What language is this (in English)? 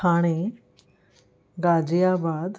Sindhi